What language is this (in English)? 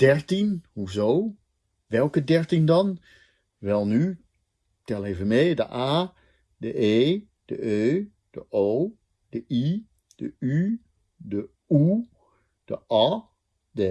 Dutch